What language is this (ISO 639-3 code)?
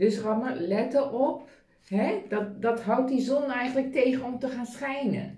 nld